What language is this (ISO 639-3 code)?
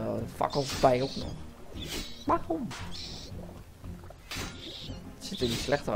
nld